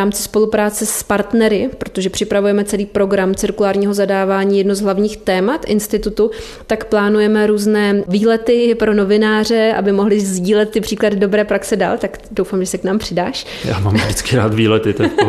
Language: Czech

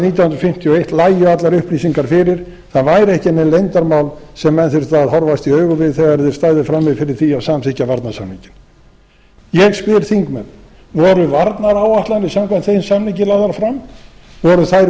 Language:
Icelandic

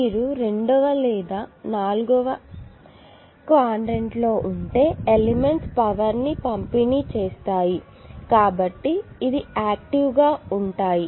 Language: Telugu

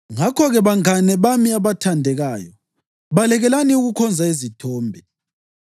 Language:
North Ndebele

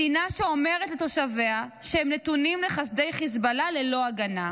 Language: Hebrew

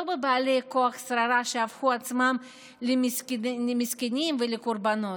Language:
Hebrew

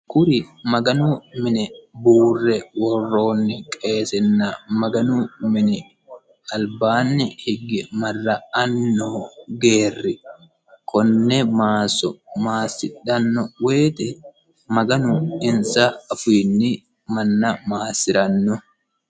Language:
Sidamo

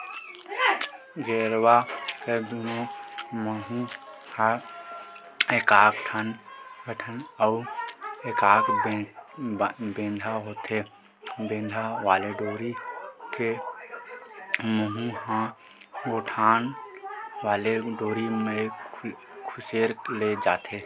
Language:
Chhattisgarhi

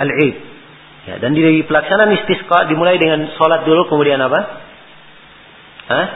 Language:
Malay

